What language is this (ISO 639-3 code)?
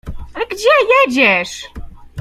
pol